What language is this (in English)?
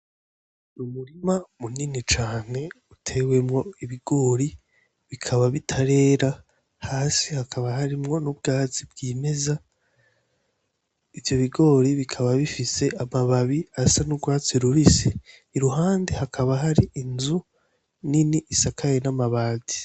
Rundi